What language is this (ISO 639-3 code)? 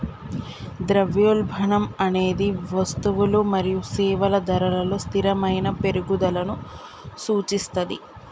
tel